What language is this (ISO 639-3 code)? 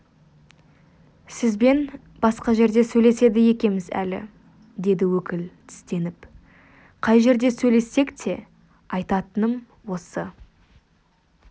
kaz